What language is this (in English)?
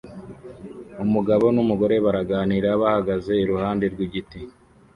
Kinyarwanda